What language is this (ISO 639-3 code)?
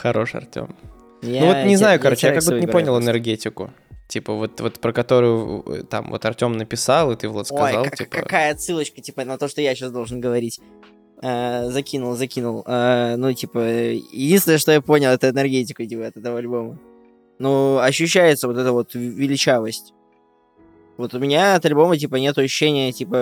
rus